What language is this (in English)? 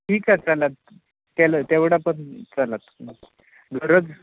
Marathi